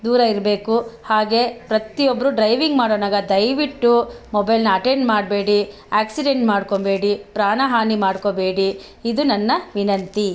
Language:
Kannada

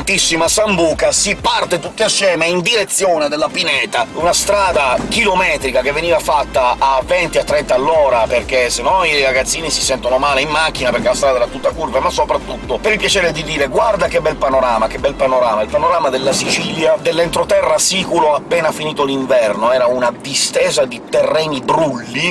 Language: Italian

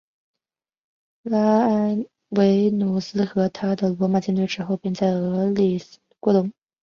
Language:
Chinese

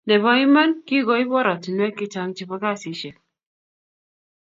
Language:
Kalenjin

